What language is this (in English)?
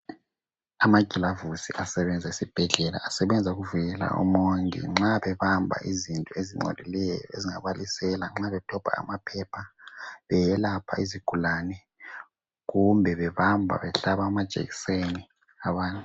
North Ndebele